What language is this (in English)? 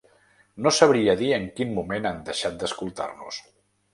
Catalan